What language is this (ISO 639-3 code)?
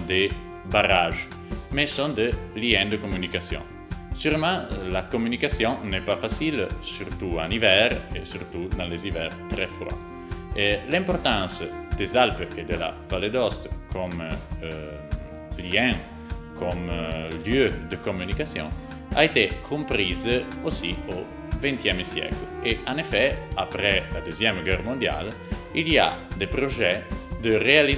fra